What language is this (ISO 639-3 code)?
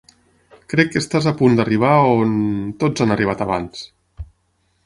cat